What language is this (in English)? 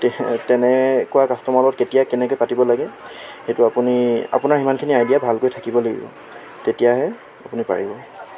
Assamese